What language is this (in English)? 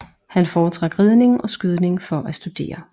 Danish